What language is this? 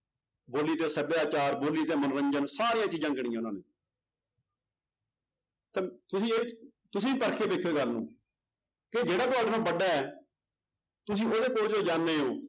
Punjabi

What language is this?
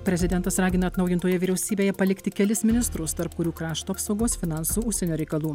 Lithuanian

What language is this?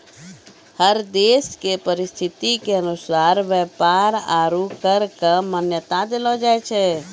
Maithili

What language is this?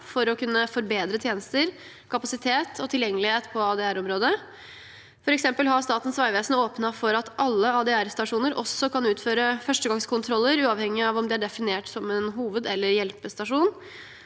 Norwegian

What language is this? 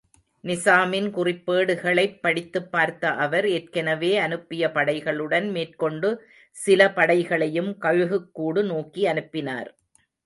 Tamil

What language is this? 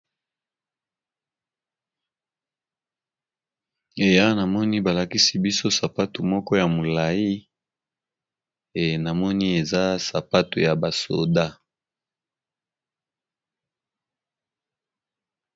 Lingala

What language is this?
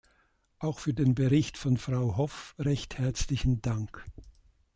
German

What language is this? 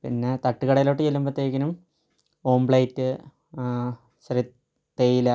Malayalam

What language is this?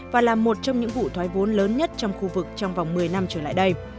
Vietnamese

